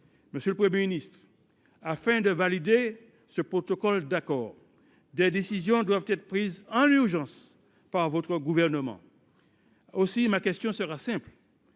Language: French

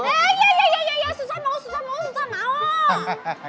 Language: Indonesian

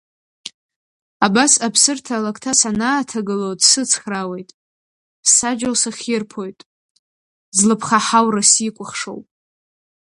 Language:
Abkhazian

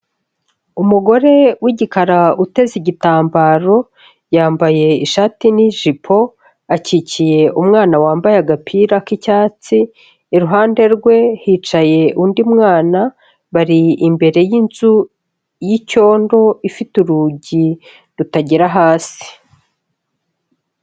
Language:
Kinyarwanda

